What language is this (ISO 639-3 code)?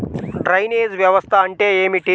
tel